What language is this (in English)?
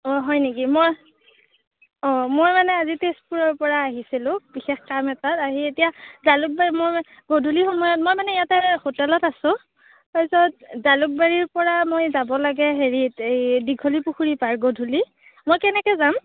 Assamese